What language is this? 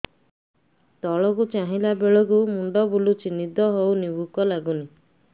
Odia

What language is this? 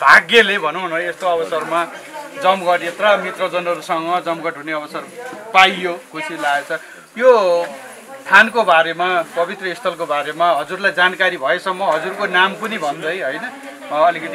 Thai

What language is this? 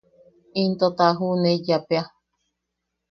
Yaqui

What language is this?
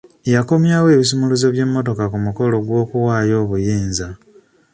Ganda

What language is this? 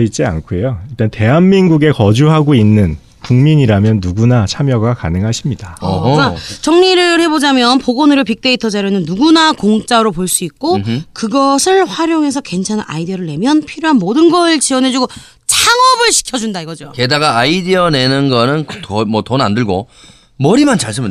Korean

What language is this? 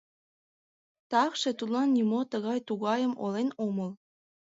Mari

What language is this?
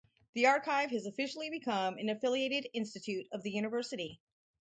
English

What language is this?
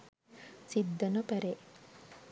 Sinhala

